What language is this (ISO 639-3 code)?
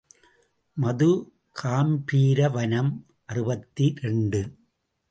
tam